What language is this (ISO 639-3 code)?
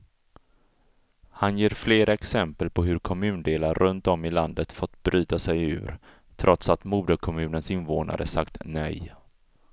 swe